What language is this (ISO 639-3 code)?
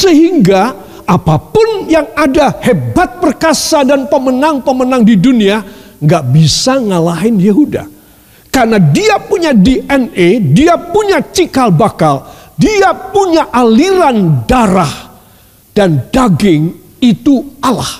ind